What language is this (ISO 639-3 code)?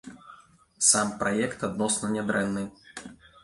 bel